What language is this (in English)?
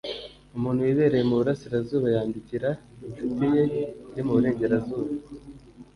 Kinyarwanda